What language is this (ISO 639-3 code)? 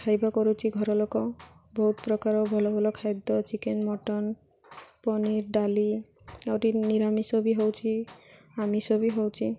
ori